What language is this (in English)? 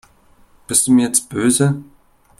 German